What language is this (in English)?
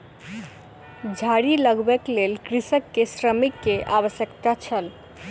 Maithili